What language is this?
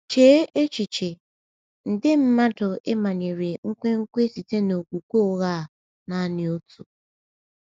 Igbo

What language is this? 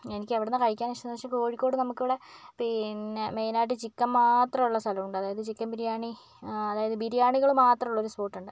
Malayalam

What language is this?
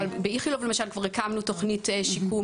Hebrew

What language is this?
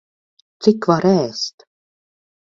Latvian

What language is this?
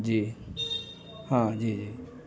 Urdu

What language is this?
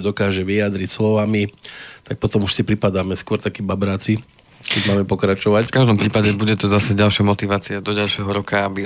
Slovak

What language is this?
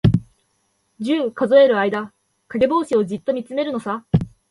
Japanese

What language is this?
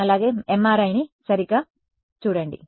Telugu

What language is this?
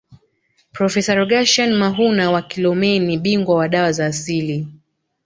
Swahili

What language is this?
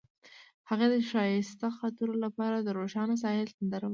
Pashto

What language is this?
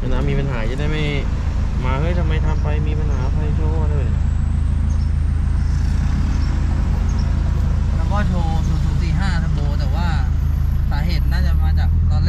Thai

